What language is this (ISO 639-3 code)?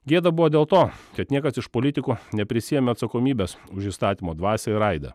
lit